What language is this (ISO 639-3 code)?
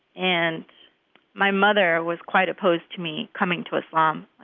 eng